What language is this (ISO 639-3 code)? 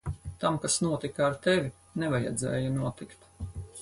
lav